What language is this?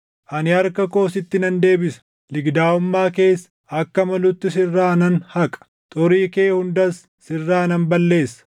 Oromo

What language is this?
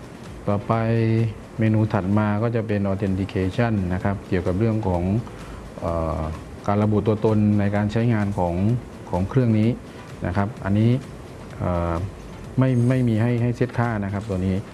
Thai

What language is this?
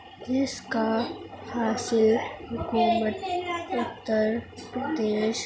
Urdu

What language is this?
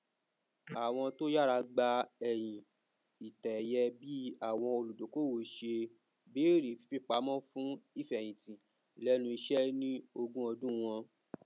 Yoruba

